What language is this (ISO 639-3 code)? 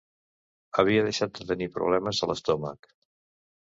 cat